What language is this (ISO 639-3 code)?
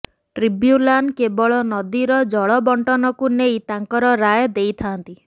ori